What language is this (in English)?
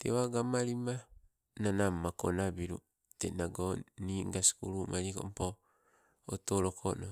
Sibe